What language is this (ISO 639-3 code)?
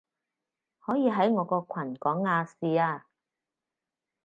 yue